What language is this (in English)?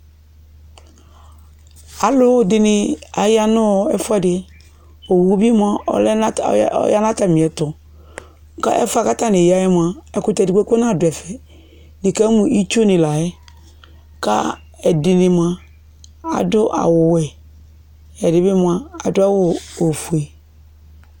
Ikposo